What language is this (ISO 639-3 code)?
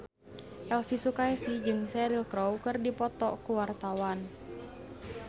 sun